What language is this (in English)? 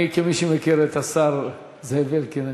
Hebrew